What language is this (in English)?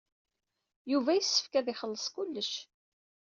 Kabyle